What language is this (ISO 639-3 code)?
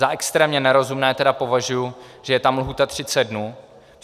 ces